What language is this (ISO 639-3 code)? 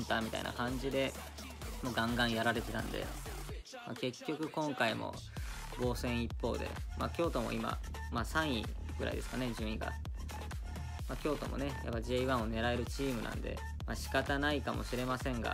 jpn